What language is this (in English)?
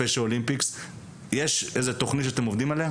Hebrew